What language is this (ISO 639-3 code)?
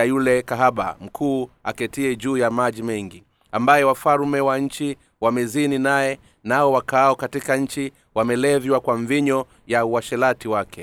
swa